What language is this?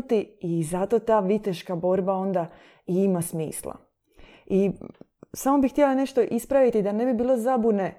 Croatian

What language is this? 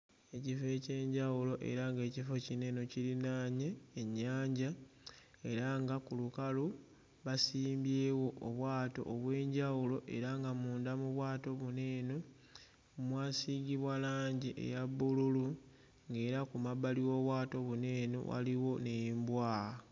Ganda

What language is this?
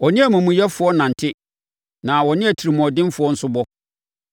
Akan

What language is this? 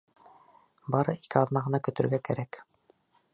Bashkir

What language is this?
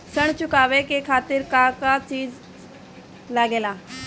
Bhojpuri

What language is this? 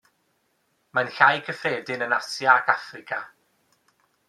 Welsh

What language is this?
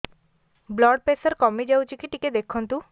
Odia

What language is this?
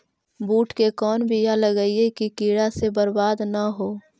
Magahi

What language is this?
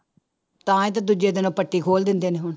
Punjabi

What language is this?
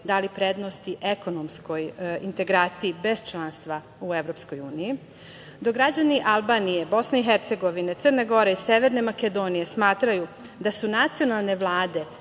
Serbian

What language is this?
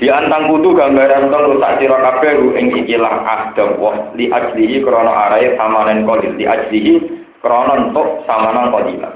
Indonesian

